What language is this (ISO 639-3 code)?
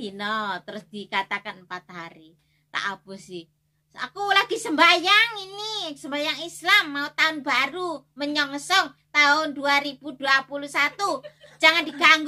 ind